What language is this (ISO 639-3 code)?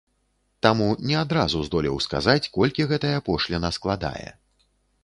bel